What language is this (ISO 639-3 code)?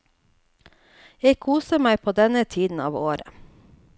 nor